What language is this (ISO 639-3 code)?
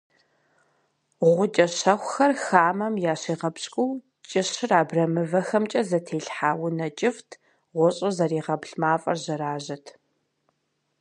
kbd